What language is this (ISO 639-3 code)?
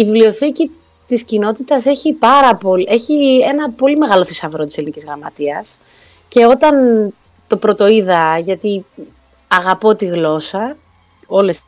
ell